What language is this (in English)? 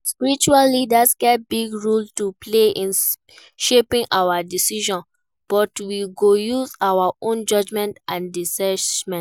Nigerian Pidgin